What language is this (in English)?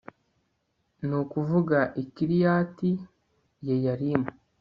Kinyarwanda